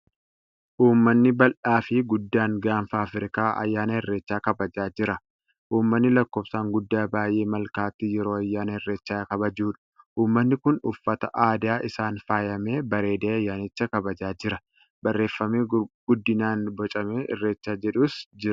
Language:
Oromo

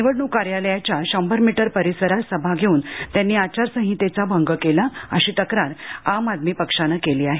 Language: Marathi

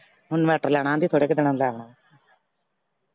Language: Punjabi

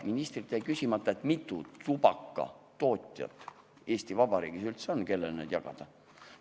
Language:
Estonian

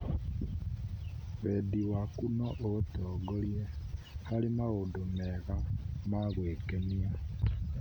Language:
Kikuyu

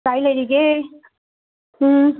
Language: Manipuri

